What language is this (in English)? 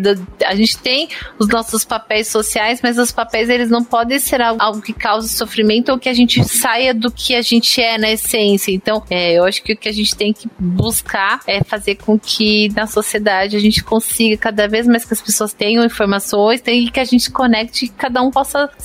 Portuguese